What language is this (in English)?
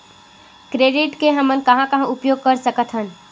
Chhattisgarhi